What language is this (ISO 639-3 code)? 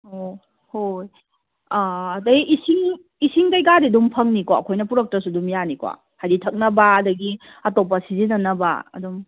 mni